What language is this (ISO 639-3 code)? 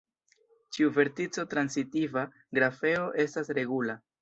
epo